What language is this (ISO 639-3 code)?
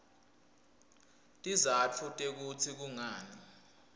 ssw